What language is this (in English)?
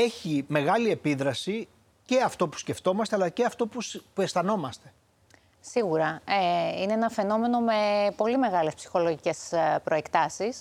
Greek